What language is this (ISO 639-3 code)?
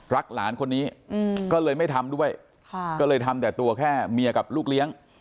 tha